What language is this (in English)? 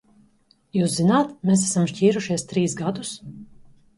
Latvian